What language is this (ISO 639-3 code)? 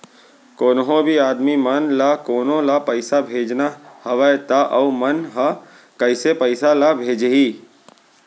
hne